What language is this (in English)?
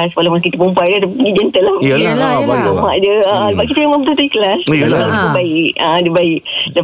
Malay